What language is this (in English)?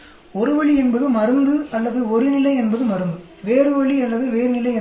Tamil